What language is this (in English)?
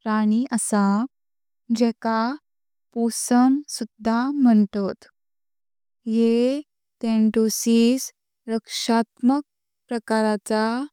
Konkani